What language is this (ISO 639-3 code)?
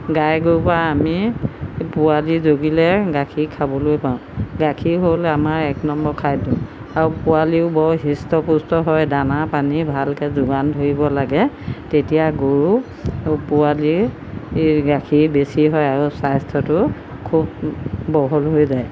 asm